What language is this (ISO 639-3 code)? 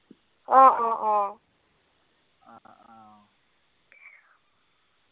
asm